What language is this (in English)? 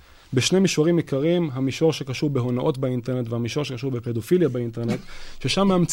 Hebrew